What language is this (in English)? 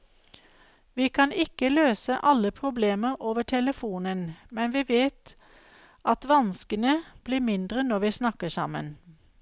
Norwegian